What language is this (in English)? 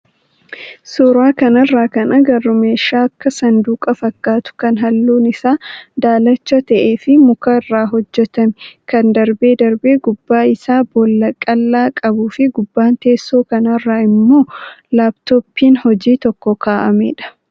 Oromo